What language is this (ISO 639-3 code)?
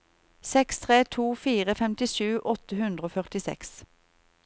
nor